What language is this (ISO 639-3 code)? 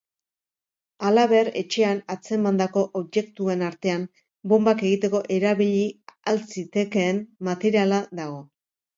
eus